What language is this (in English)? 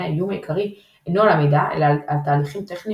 Hebrew